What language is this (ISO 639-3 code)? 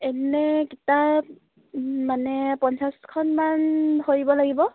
asm